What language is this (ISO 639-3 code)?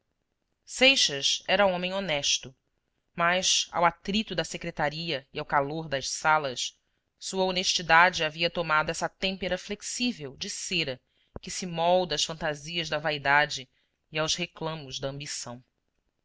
por